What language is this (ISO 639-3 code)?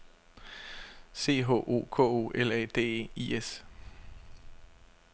dan